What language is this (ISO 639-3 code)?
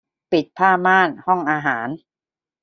tha